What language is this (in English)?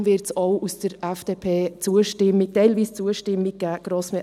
Swiss German